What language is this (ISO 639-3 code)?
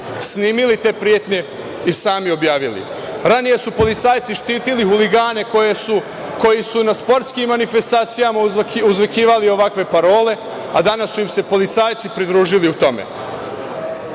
srp